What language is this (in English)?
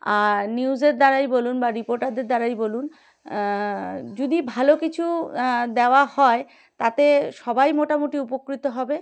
Bangla